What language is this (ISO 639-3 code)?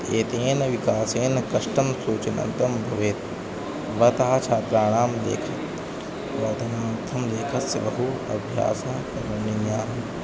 san